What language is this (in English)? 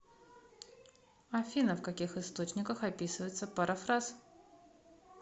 Russian